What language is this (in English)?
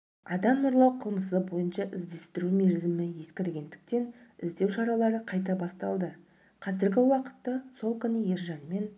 Kazakh